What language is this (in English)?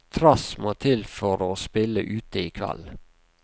Norwegian